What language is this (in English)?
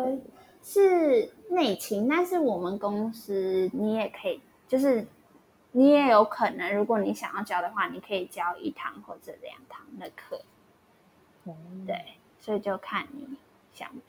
Chinese